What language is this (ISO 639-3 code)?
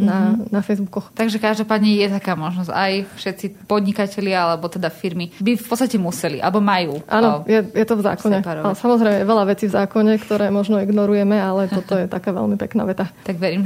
slk